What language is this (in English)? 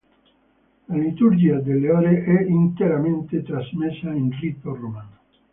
Italian